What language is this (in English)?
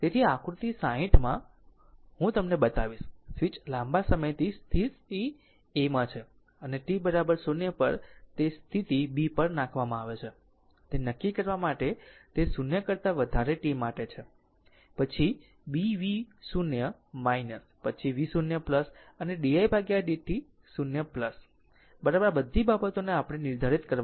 Gujarati